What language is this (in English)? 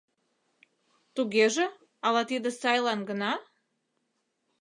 Mari